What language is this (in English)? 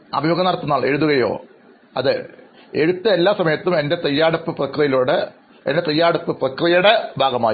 Malayalam